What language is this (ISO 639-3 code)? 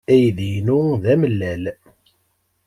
kab